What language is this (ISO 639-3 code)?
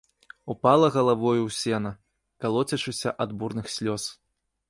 bel